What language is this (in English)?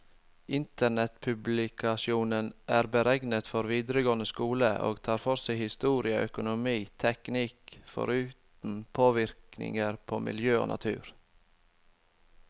Norwegian